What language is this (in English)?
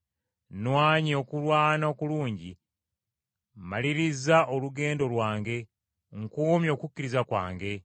Ganda